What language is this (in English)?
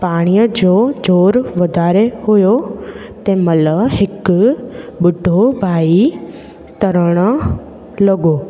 Sindhi